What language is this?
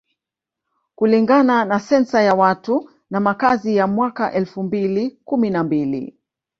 Swahili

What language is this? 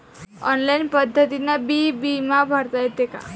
Marathi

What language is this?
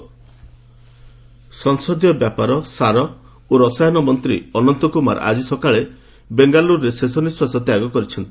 Odia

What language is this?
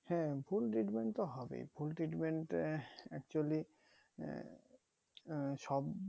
Bangla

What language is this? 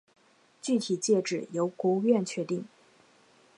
Chinese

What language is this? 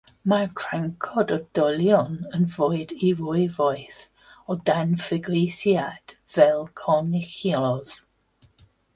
Welsh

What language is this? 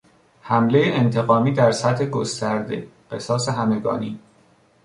Persian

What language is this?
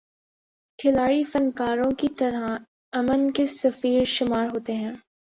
Urdu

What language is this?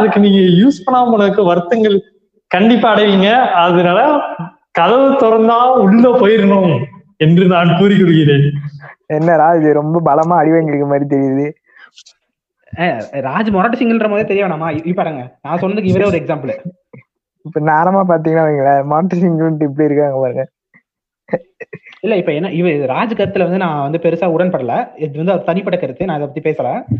Tamil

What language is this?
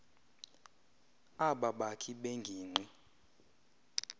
Xhosa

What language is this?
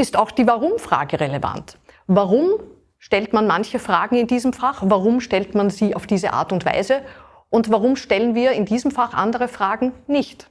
German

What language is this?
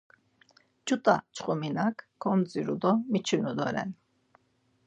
Laz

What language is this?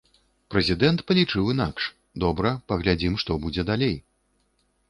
Belarusian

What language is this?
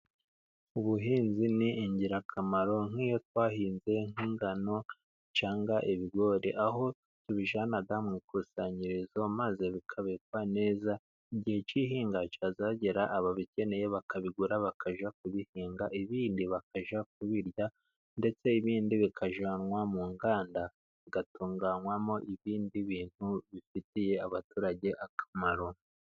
Kinyarwanda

